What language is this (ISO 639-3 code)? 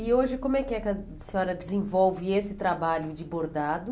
por